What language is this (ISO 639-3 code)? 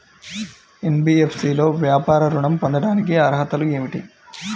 tel